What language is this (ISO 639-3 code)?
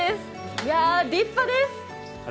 jpn